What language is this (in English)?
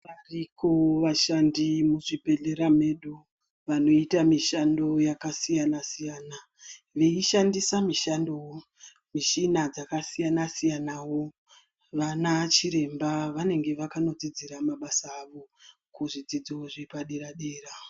Ndau